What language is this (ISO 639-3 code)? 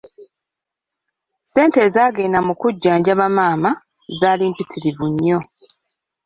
lug